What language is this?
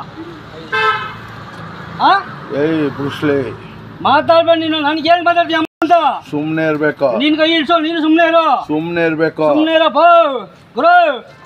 Korean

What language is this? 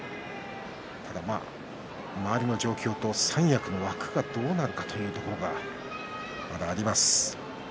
Japanese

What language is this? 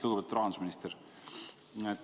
Estonian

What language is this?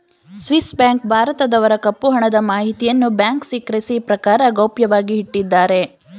Kannada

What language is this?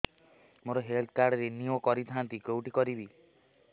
Odia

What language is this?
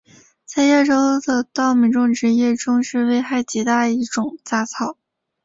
Chinese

